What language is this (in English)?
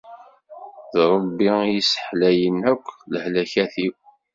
Kabyle